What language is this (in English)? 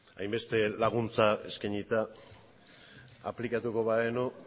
Basque